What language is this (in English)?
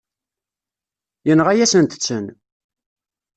Kabyle